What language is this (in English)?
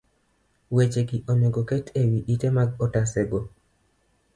Luo (Kenya and Tanzania)